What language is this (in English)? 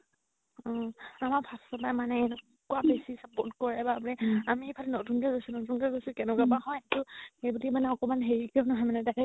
Assamese